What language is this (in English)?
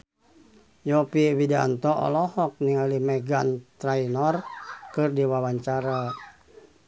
Sundanese